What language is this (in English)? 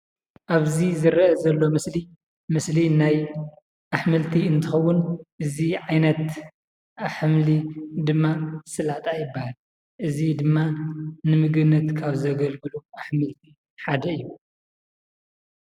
Tigrinya